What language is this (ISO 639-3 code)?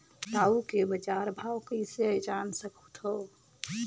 hne